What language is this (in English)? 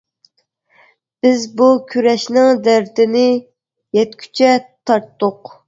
Uyghur